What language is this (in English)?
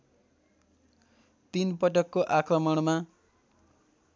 Nepali